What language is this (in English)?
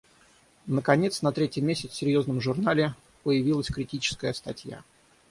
Russian